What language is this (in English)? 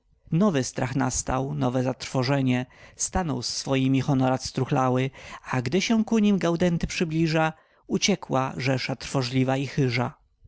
Polish